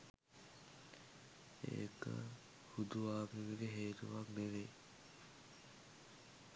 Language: Sinhala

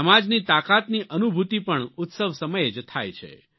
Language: Gujarati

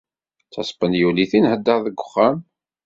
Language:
Kabyle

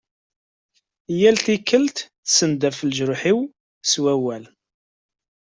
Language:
Kabyle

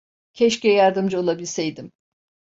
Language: Turkish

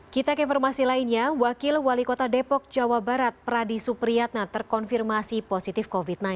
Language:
Indonesian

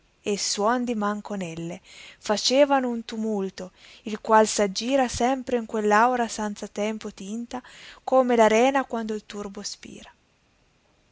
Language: Italian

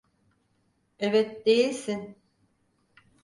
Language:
Turkish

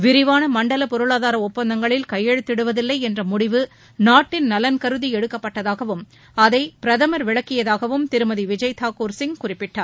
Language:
Tamil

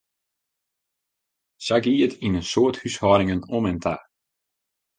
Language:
Western Frisian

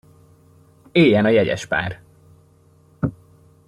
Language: Hungarian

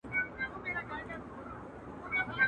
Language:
Pashto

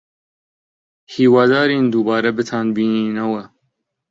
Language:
Central Kurdish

